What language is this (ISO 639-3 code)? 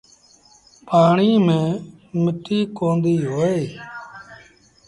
sbn